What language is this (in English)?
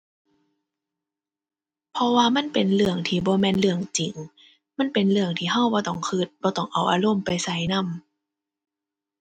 Thai